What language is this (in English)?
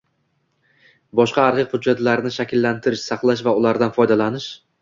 Uzbek